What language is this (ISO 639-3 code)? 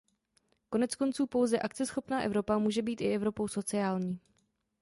ces